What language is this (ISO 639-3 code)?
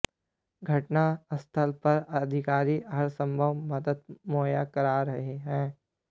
hin